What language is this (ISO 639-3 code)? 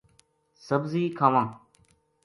gju